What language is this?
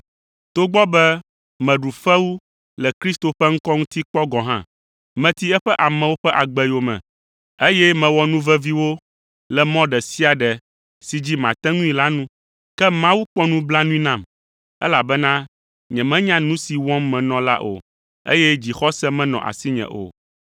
Ewe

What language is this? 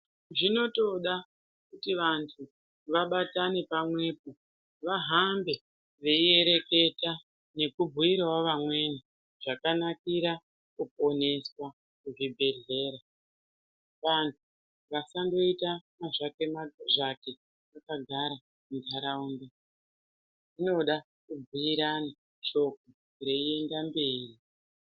Ndau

